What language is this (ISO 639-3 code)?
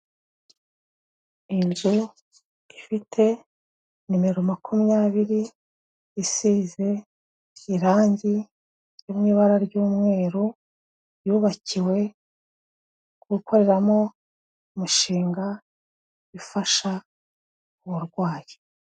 kin